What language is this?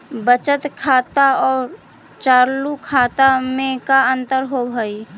Magahi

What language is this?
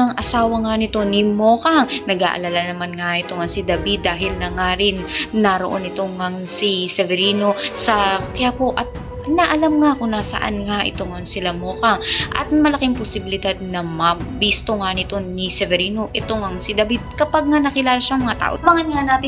Filipino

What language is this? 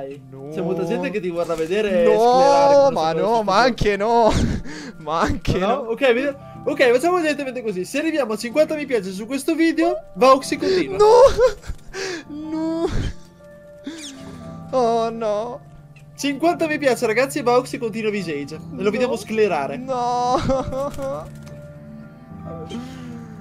Italian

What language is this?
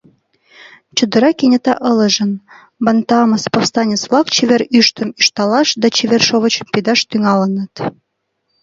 Mari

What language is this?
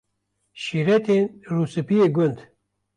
Kurdish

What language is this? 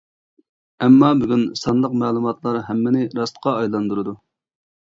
Uyghur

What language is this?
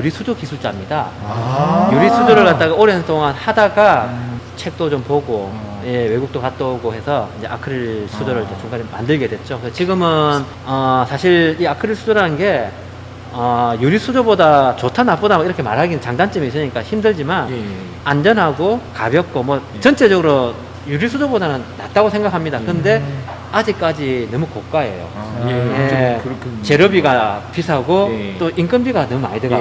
Korean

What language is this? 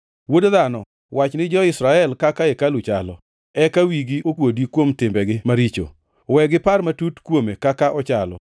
Luo (Kenya and Tanzania)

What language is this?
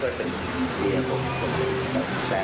Thai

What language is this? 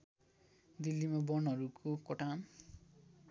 Nepali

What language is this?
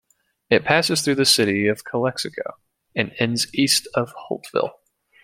English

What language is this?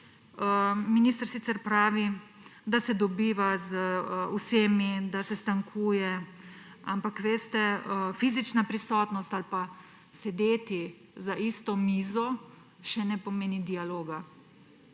Slovenian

